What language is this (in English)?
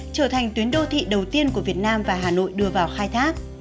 Vietnamese